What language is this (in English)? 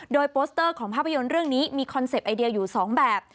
Thai